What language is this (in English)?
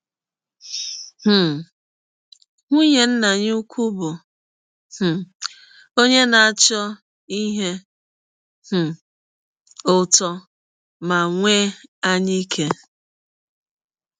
Igbo